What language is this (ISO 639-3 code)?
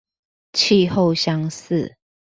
zho